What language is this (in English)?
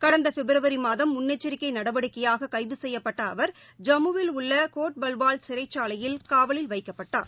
Tamil